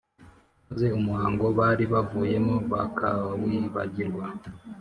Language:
Kinyarwanda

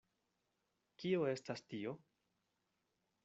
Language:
Esperanto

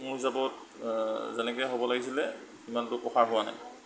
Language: Assamese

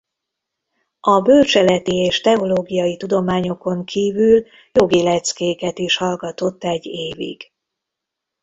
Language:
Hungarian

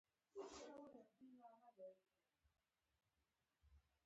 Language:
Pashto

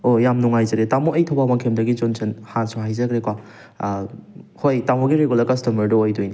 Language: Manipuri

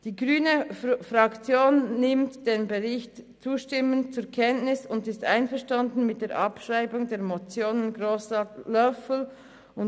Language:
Swiss German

